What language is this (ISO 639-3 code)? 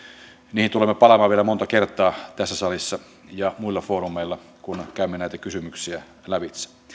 fin